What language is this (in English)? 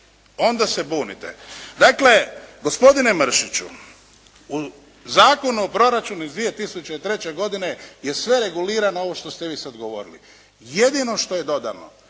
Croatian